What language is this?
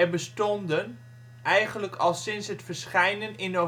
Dutch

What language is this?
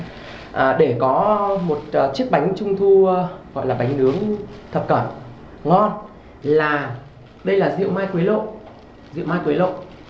Vietnamese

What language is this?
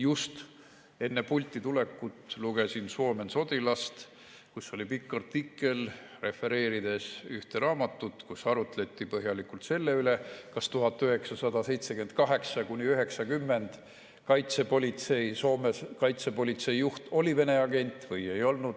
Estonian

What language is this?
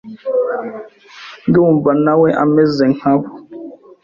Kinyarwanda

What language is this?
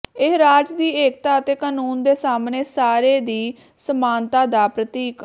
Punjabi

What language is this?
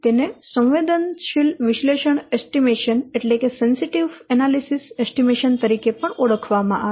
Gujarati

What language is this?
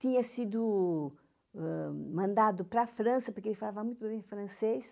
Portuguese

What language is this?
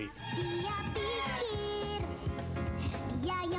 Indonesian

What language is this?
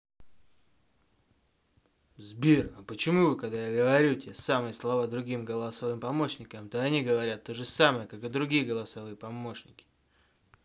Russian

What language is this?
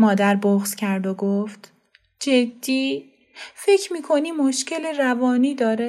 Persian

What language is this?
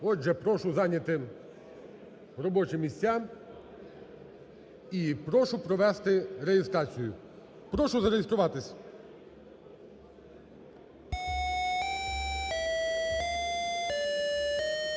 Ukrainian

